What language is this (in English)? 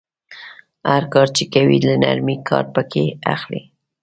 Pashto